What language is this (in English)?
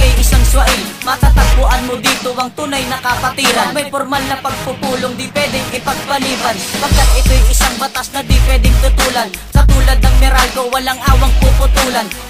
Filipino